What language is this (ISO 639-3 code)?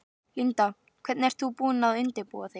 isl